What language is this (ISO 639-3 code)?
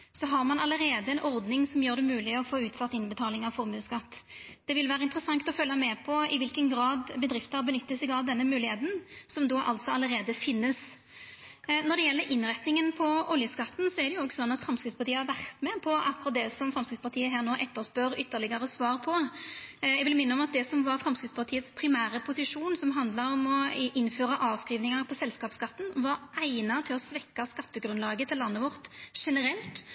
nno